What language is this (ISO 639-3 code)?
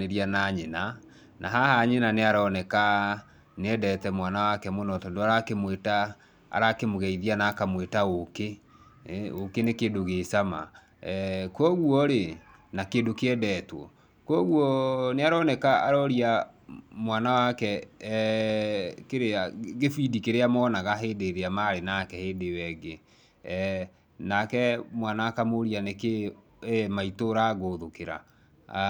kik